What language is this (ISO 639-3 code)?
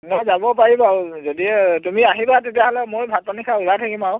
asm